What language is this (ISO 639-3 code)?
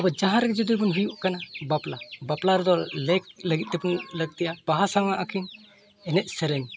sat